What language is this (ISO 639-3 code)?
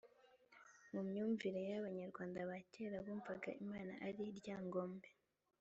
kin